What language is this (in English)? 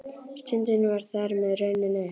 Icelandic